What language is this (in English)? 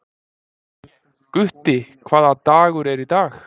Icelandic